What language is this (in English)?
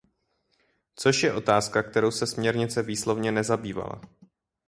Czech